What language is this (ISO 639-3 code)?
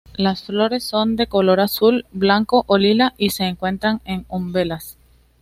spa